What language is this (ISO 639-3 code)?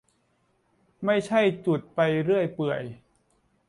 tha